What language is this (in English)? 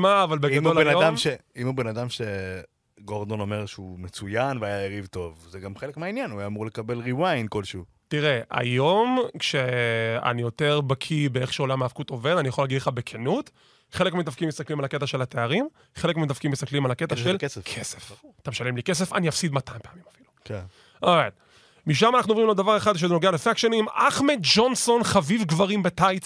Hebrew